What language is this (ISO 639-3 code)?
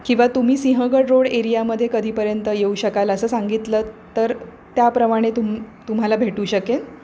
mar